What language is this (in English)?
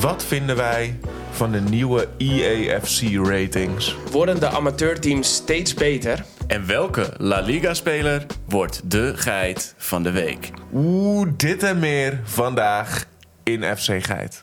Dutch